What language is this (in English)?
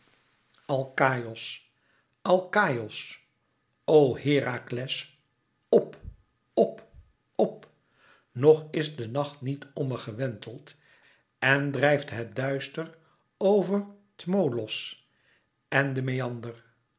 Dutch